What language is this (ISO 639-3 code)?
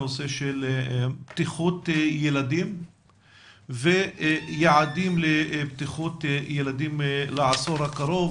heb